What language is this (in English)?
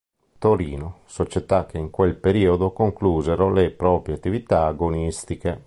Italian